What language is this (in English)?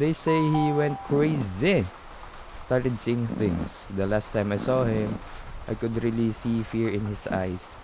Filipino